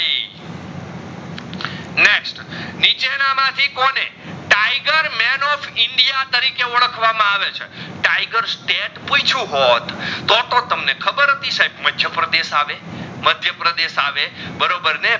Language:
Gujarati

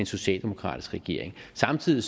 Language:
Danish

